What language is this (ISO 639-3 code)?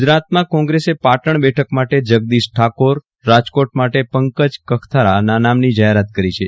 guj